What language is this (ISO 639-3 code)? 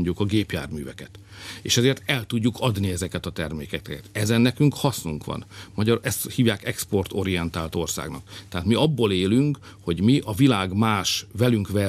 hun